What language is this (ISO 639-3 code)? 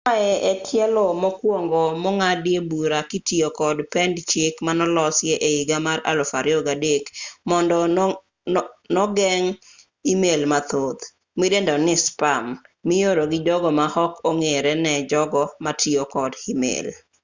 luo